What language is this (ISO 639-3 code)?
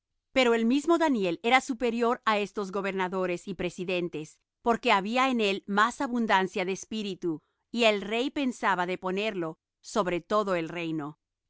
spa